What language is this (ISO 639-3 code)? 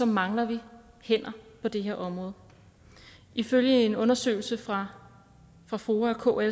dan